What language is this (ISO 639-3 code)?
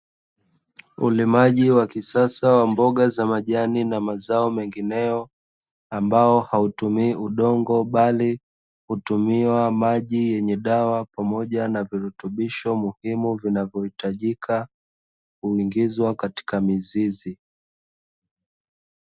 swa